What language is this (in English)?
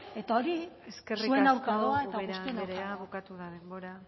Basque